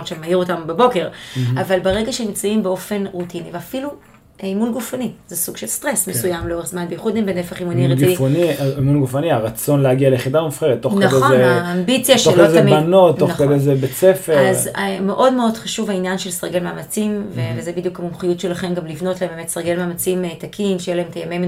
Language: Hebrew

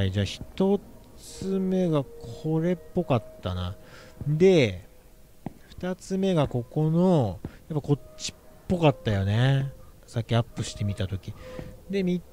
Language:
Japanese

